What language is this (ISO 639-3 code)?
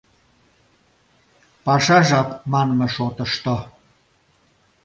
chm